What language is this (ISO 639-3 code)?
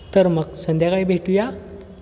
mar